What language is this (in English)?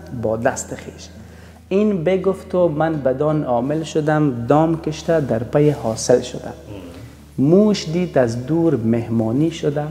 Persian